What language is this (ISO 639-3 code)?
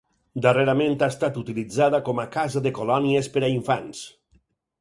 cat